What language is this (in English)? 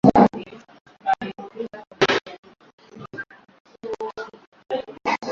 Swahili